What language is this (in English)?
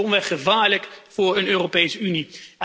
Dutch